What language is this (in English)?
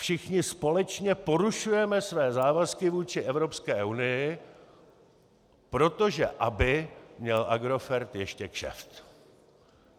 Czech